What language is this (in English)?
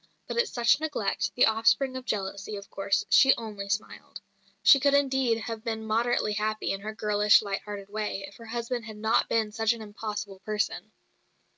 English